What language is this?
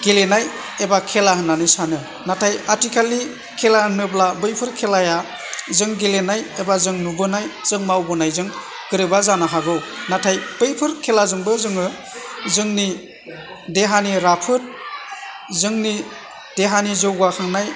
Bodo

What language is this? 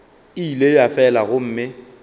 Northern Sotho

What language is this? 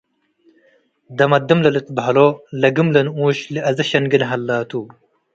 Tigre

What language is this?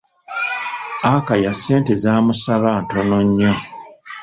Ganda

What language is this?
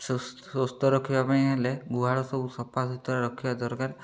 Odia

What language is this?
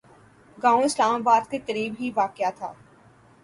Urdu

